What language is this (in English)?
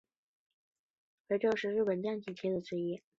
Chinese